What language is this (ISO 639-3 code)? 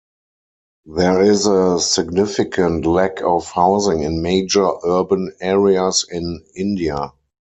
eng